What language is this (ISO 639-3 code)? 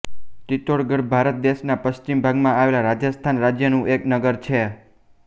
guj